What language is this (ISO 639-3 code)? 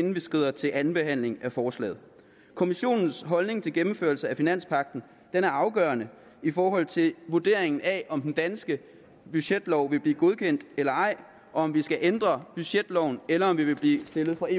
dan